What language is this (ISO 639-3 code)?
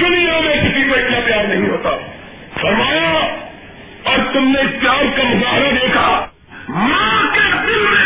urd